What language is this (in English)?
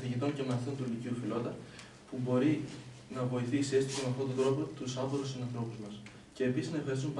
Greek